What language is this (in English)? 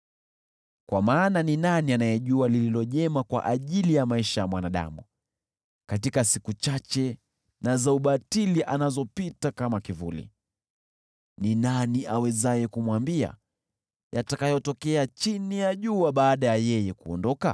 Swahili